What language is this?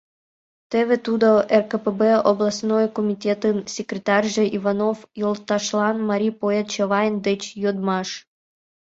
Mari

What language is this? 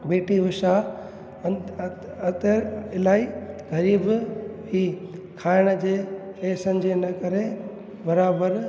Sindhi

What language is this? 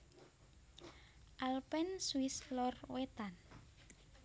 Javanese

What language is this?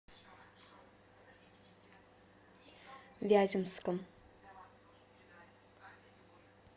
Russian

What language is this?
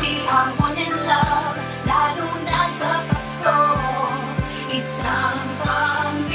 Thai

